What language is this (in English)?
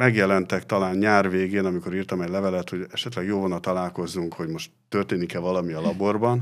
Hungarian